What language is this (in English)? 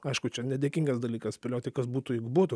Lithuanian